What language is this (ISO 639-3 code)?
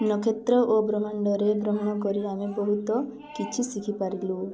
ori